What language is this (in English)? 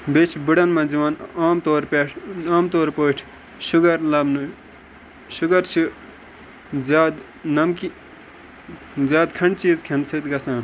Kashmiri